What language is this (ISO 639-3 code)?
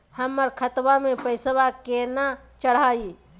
mag